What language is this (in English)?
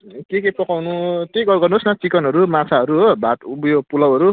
Nepali